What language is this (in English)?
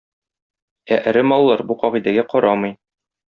Tatar